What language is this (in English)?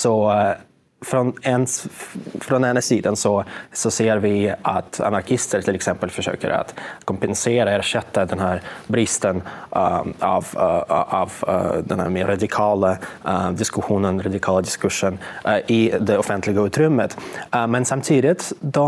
Swedish